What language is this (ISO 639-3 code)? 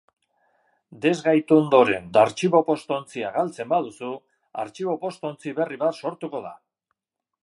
eus